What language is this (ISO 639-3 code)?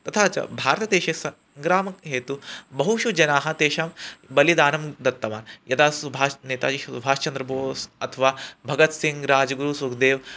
san